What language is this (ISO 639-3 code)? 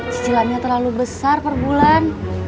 ind